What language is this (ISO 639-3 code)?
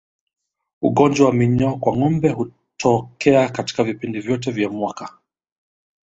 swa